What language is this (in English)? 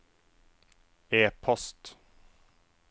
Norwegian